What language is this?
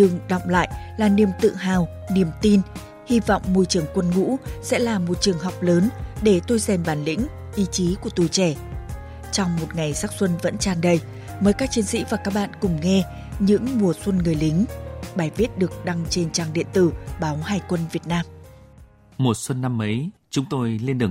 Vietnamese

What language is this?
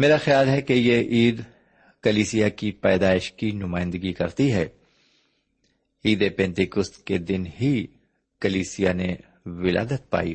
Urdu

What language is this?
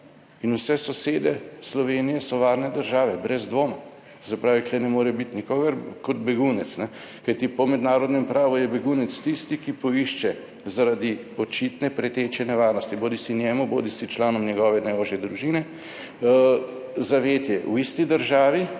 Slovenian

